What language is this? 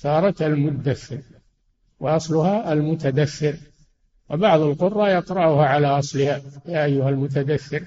Arabic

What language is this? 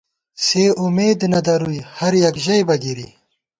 Gawar-Bati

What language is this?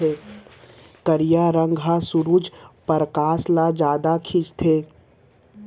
Chhattisgarhi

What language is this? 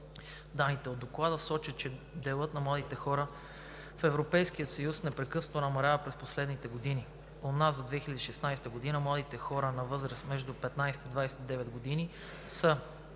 Bulgarian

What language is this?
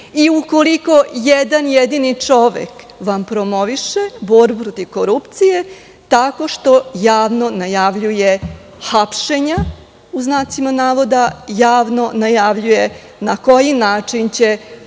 Serbian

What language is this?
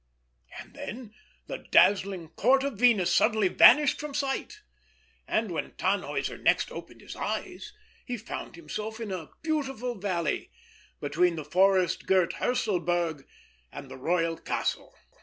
English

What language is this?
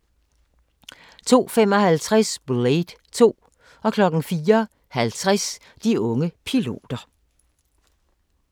Danish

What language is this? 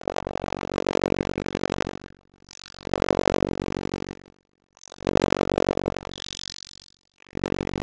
Icelandic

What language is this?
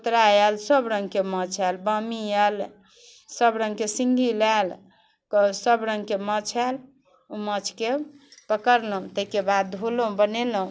Maithili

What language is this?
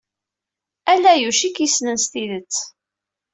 Kabyle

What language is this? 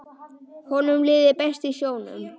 Icelandic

